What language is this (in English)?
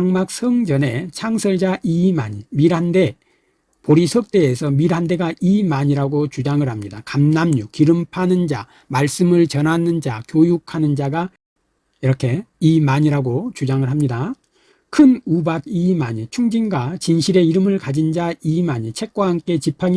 Korean